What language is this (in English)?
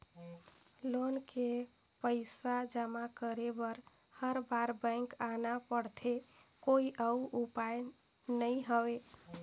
Chhattisgarhi